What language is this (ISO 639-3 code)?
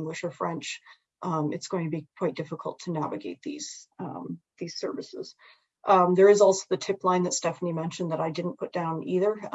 eng